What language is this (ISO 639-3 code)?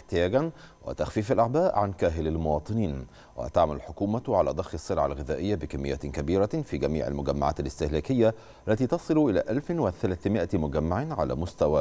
ara